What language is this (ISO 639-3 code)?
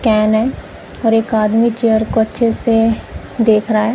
hin